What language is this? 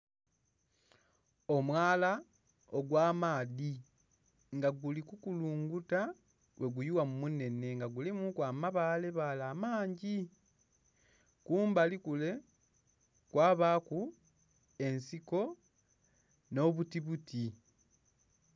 Soga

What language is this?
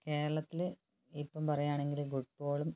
Malayalam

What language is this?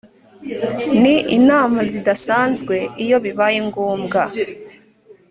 Kinyarwanda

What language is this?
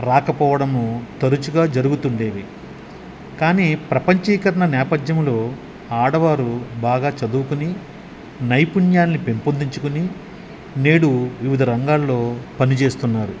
Telugu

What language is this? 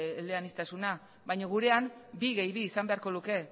Basque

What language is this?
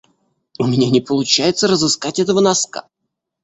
Russian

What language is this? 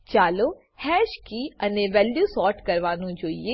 Gujarati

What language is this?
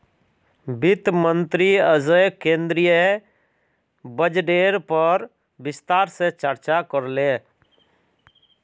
Magahi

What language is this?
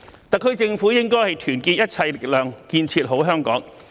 Cantonese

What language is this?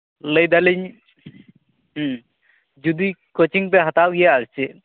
Santali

